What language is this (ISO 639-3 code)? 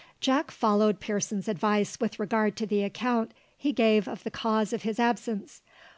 eng